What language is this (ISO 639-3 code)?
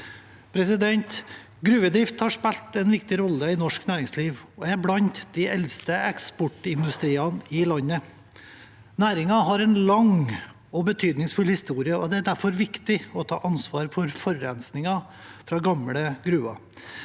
nor